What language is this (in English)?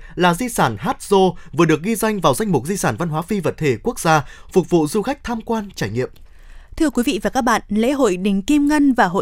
Vietnamese